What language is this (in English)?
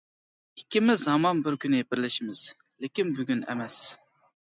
Uyghur